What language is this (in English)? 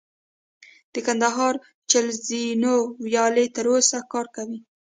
Pashto